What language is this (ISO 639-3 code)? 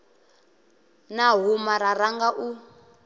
ven